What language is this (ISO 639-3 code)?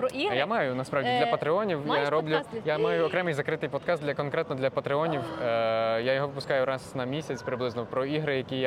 ukr